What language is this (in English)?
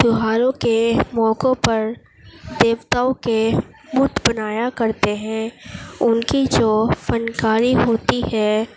Urdu